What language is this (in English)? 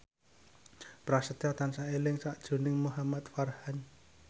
Javanese